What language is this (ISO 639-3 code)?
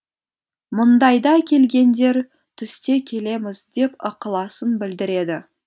kaz